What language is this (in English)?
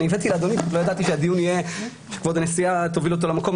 Hebrew